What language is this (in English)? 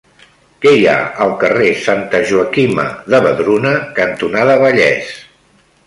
Catalan